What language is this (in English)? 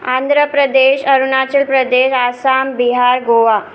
Sindhi